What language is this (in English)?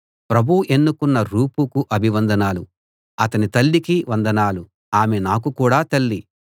Telugu